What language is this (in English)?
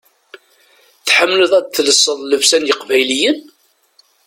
Kabyle